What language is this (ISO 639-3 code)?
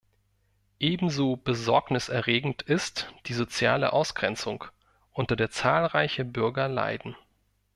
deu